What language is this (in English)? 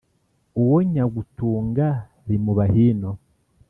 Kinyarwanda